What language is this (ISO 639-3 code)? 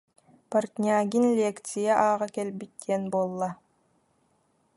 sah